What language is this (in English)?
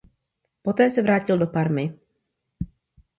Czech